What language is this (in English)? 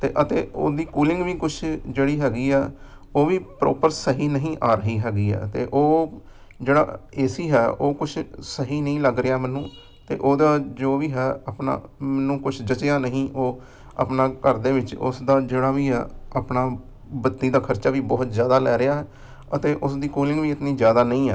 Punjabi